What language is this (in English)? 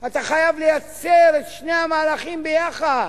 Hebrew